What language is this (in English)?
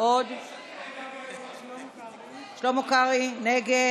Hebrew